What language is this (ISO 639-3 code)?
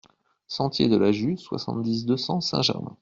fra